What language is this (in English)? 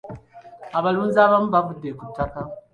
Ganda